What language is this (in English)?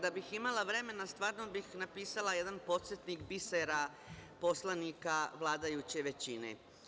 Serbian